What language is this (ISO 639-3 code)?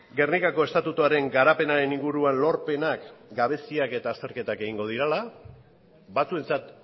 eus